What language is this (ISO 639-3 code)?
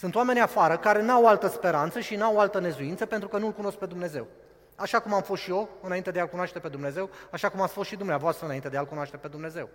ron